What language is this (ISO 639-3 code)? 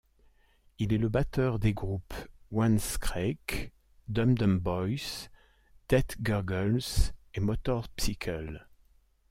fra